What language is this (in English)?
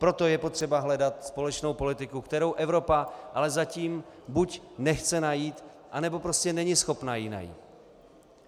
Czech